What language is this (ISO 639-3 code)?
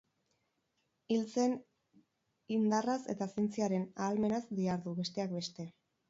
eus